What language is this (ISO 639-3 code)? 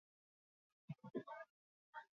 eus